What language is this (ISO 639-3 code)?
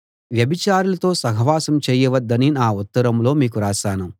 tel